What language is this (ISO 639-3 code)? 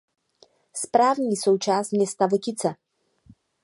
ces